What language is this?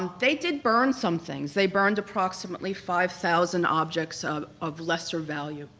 English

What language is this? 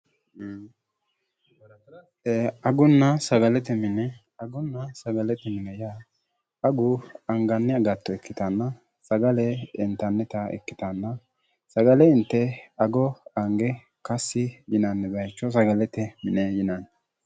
Sidamo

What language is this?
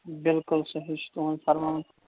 Kashmiri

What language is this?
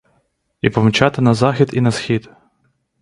Ukrainian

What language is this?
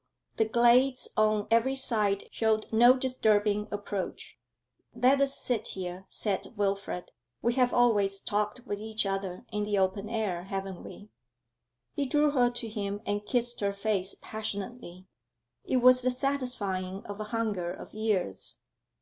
English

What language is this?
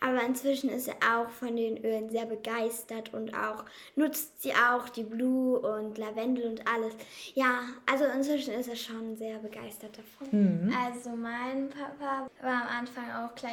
German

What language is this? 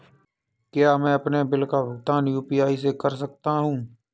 Hindi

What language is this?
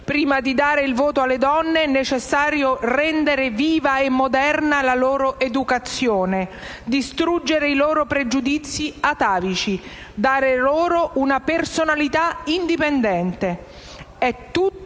Italian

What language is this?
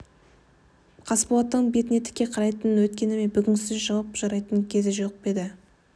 Kazakh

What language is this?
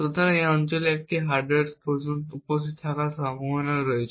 Bangla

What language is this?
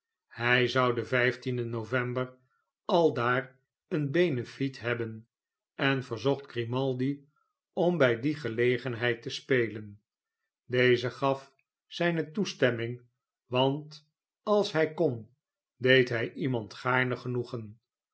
Dutch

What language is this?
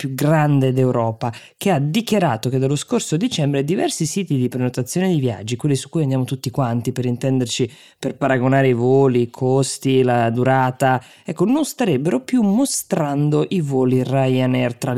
Italian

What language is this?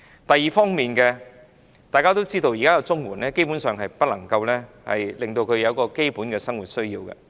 Cantonese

